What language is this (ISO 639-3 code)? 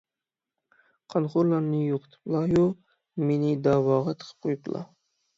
uig